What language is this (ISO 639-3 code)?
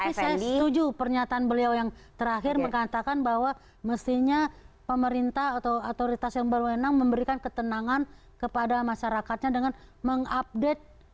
ind